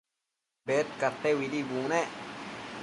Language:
Matsés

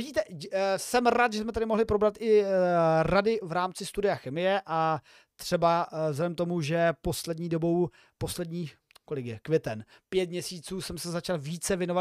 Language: Czech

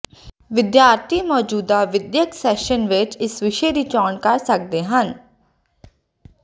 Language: Punjabi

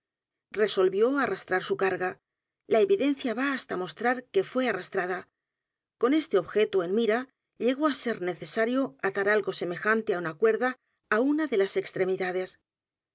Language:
Spanish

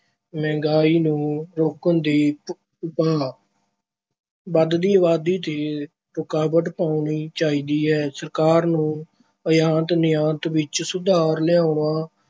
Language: Punjabi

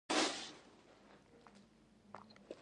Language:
Pashto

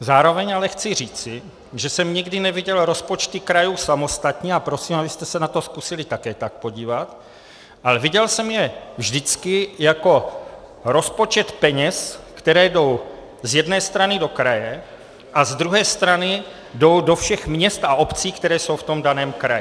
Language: Czech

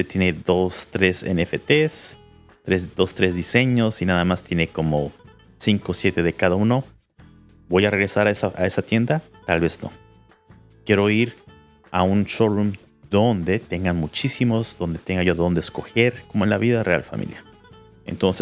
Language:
Spanish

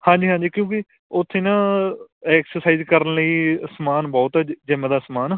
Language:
Punjabi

